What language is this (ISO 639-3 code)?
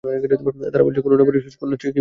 ben